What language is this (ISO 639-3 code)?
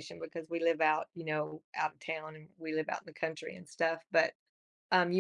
eng